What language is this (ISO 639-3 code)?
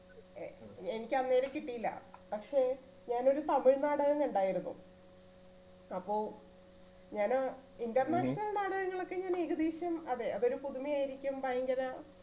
mal